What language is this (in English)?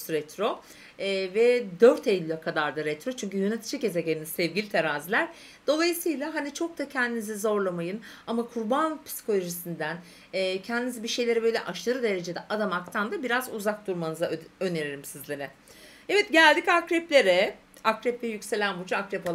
Turkish